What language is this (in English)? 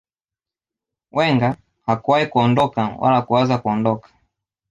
Swahili